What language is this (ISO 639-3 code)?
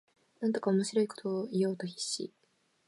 jpn